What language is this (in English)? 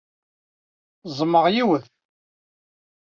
Kabyle